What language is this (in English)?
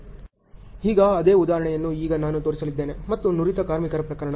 Kannada